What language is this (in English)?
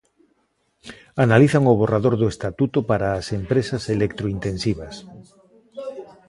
Galician